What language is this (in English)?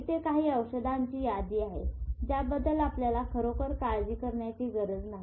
Marathi